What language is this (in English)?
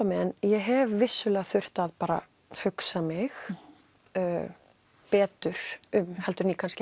Icelandic